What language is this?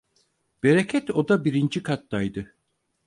Turkish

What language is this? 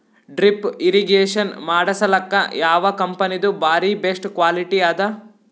Kannada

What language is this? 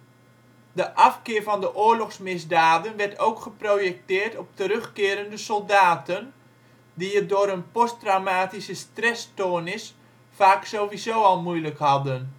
Dutch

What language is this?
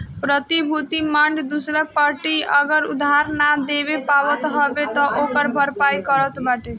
Bhojpuri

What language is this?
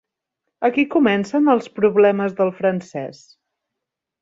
Catalan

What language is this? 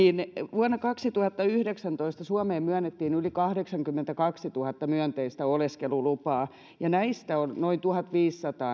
Finnish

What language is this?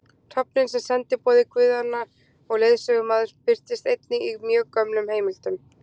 Icelandic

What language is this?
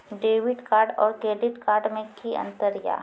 Maithili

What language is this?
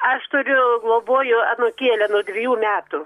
Lithuanian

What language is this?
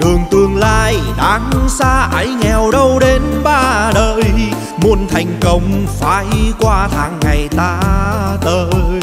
Vietnamese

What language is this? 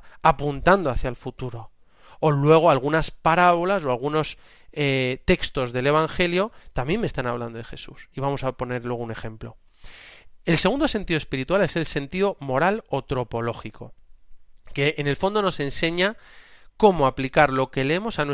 Spanish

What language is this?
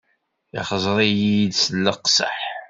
Kabyle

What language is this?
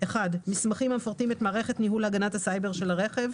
Hebrew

